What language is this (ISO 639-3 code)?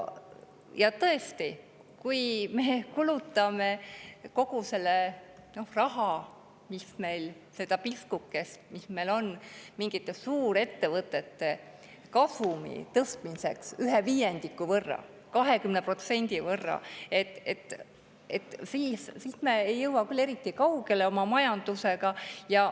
est